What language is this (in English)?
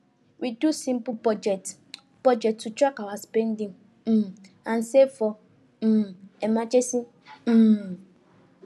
Nigerian Pidgin